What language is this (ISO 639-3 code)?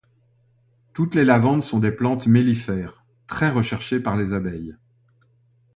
fra